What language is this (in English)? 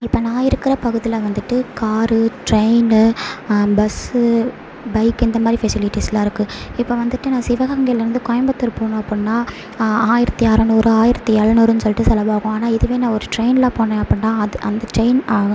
Tamil